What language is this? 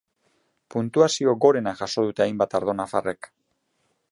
Basque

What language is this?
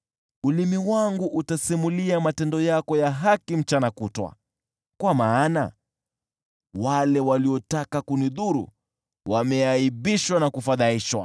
Swahili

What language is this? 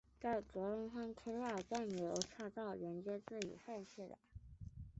Chinese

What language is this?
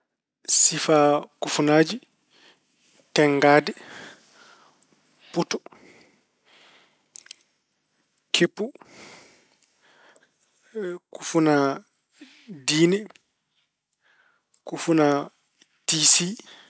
Fula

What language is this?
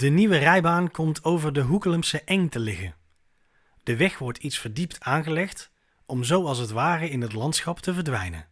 Dutch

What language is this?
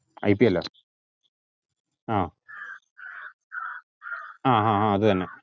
Malayalam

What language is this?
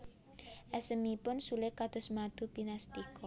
Javanese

